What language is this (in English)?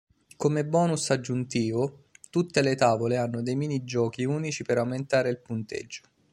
Italian